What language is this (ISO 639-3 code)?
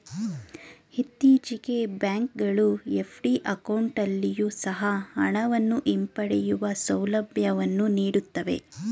kan